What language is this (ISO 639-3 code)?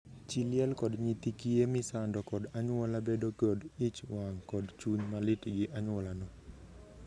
luo